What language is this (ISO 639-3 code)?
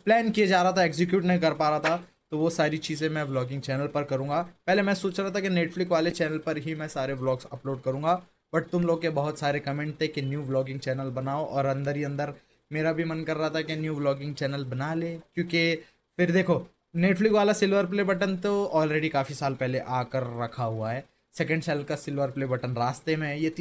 hin